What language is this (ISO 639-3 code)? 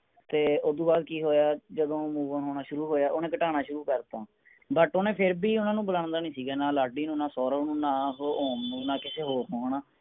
pan